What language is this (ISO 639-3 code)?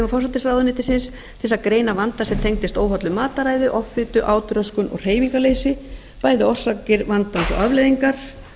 isl